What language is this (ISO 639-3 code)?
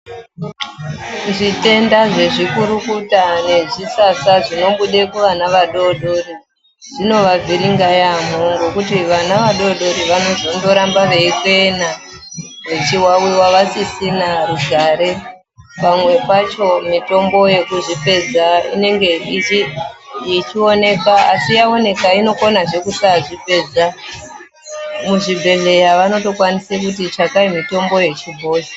ndc